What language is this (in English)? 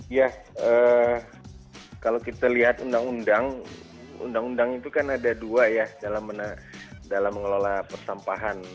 Indonesian